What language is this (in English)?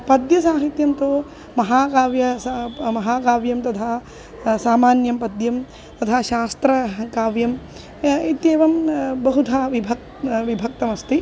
Sanskrit